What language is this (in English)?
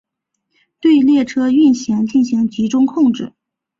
Chinese